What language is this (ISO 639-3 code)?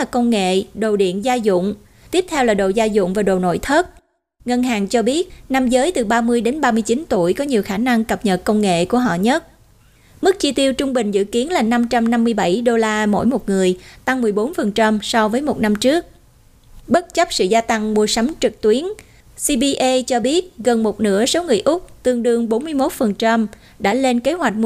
vie